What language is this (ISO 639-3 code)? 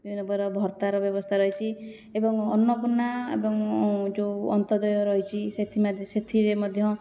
ori